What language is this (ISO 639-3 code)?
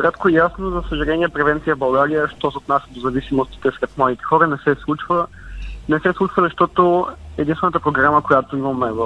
bul